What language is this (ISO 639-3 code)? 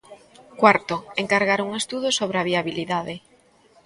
glg